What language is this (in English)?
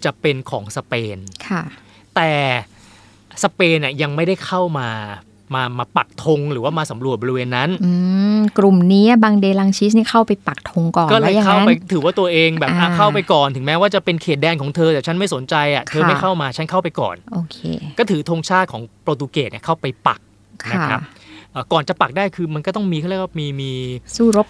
Thai